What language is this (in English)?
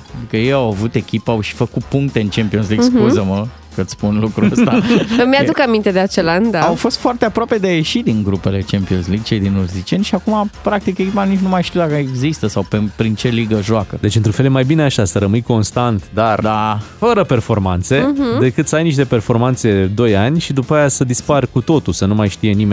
Romanian